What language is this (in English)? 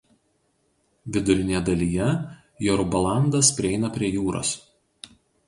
Lithuanian